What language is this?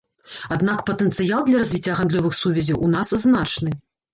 Belarusian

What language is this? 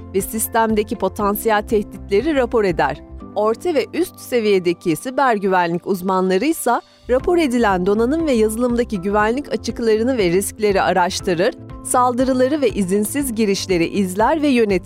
Turkish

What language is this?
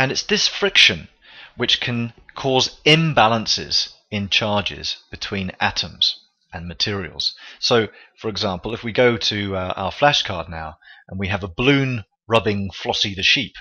English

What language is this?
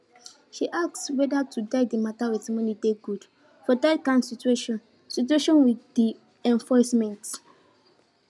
Nigerian Pidgin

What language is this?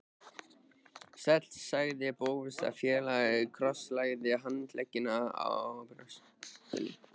Icelandic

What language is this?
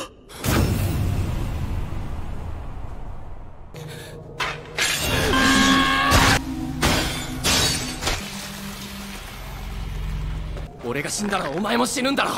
Japanese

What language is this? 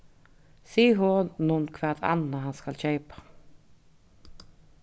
Faroese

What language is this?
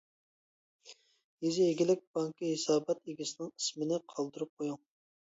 Uyghur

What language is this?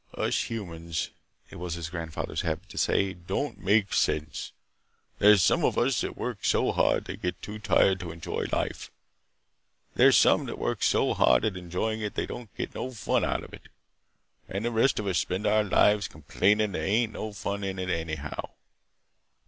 English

